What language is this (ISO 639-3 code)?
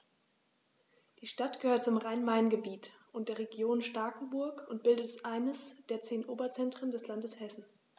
deu